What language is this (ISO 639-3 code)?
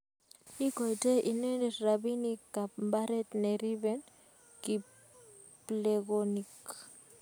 kln